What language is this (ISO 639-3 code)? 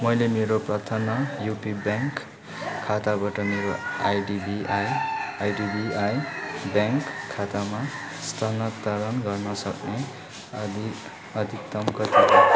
nep